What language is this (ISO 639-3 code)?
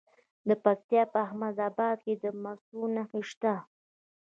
pus